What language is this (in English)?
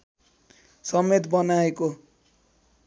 Nepali